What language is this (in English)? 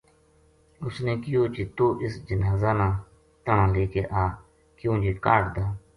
Gujari